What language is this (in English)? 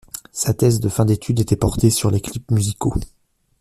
French